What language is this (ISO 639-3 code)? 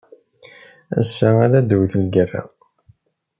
kab